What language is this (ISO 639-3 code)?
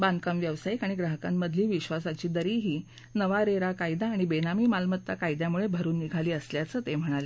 mar